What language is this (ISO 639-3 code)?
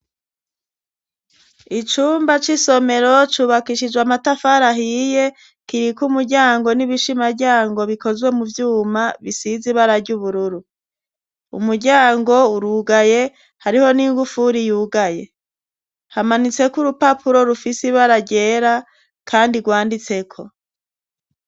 run